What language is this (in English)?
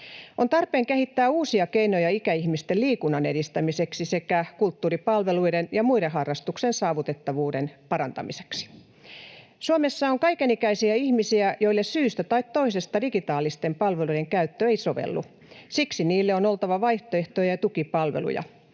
Finnish